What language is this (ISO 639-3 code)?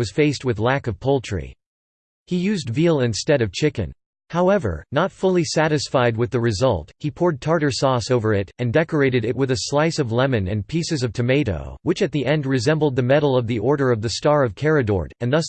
eng